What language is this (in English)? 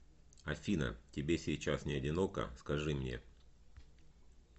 Russian